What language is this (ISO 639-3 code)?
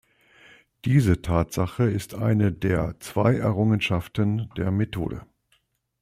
deu